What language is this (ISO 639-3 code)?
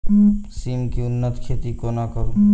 mai